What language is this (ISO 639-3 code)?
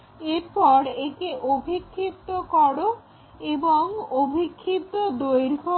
ben